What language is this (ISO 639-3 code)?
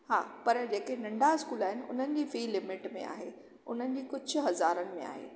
snd